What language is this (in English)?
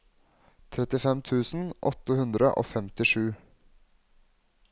Norwegian